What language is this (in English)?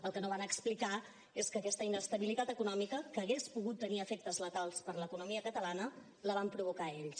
Catalan